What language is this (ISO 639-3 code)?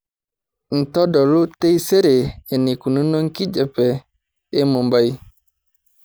mas